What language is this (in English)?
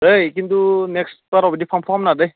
Bodo